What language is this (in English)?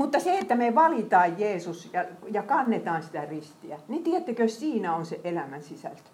Finnish